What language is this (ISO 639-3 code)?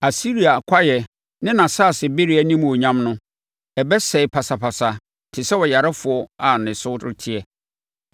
aka